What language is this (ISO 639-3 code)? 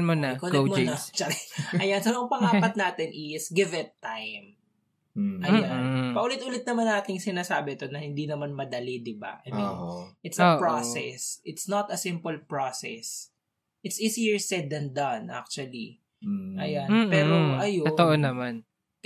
fil